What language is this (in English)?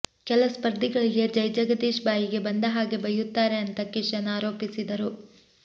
Kannada